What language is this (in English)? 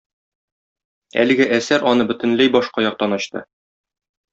Tatar